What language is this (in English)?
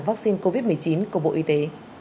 Vietnamese